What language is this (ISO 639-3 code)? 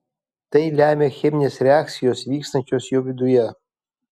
lit